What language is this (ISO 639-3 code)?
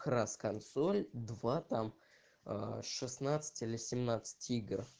rus